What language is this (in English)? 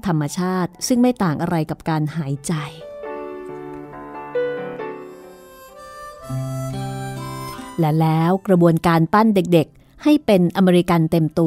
Thai